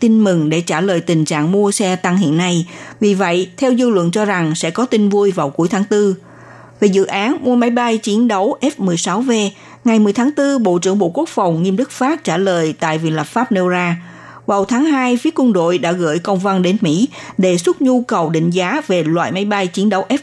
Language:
Vietnamese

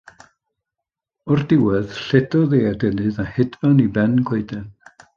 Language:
Welsh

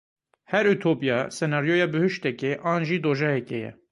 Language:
Kurdish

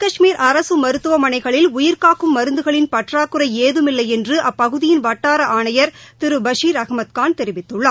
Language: Tamil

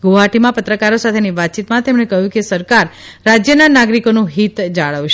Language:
Gujarati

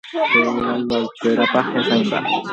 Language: Guarani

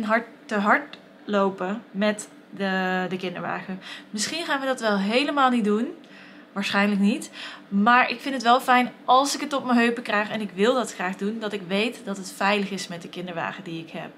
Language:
Dutch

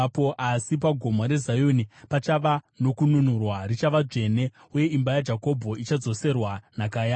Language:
Shona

